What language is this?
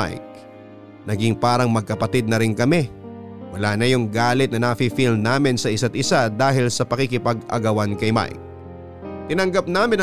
Filipino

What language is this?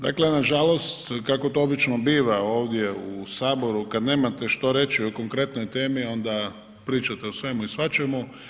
Croatian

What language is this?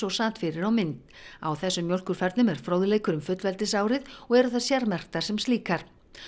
Icelandic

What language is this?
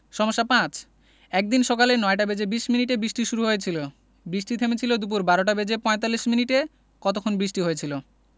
Bangla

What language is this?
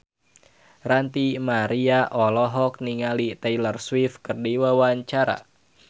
Sundanese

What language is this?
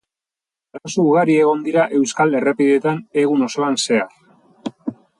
Basque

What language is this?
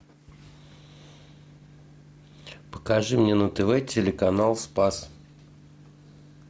Russian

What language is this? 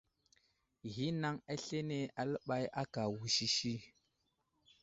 Wuzlam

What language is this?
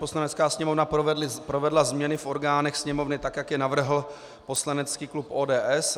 Czech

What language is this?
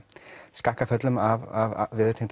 Icelandic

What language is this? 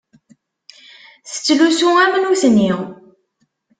Kabyle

